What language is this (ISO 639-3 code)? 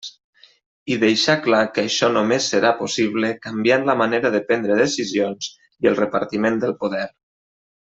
cat